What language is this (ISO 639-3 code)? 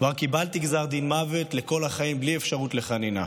heb